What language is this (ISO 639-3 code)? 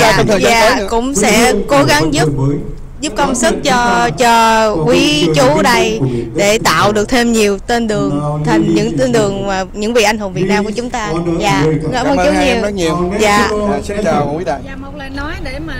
vie